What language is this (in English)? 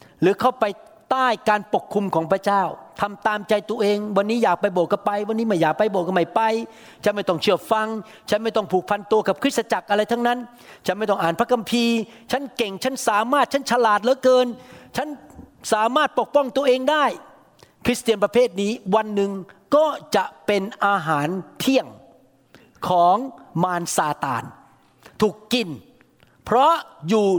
Thai